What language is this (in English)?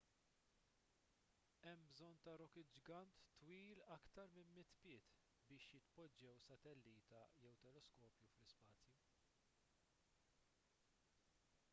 Maltese